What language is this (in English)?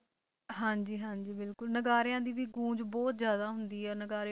Punjabi